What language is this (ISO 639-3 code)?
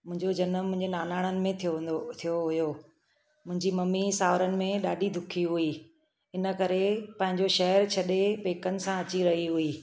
snd